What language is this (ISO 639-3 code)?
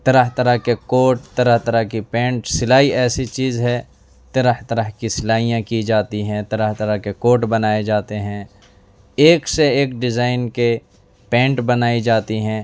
urd